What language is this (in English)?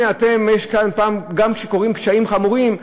Hebrew